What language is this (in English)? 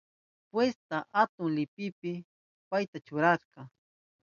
Southern Pastaza Quechua